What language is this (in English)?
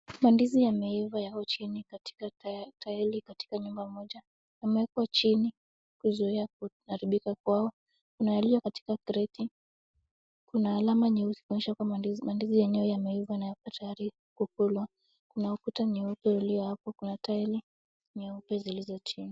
Swahili